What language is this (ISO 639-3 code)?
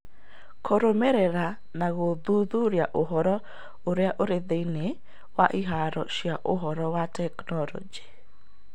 kik